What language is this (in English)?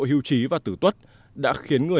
Vietnamese